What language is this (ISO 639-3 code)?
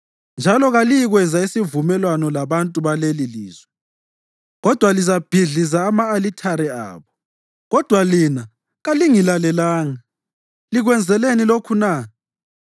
nde